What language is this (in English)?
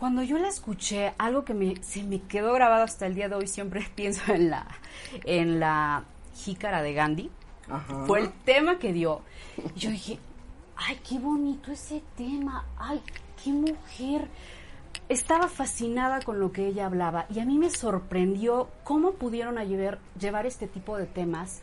Spanish